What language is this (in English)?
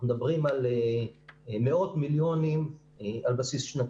Hebrew